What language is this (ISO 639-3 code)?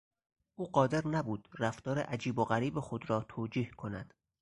fas